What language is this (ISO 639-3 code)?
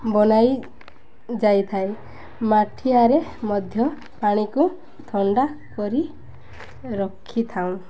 ori